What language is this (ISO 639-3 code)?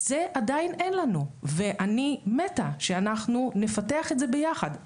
heb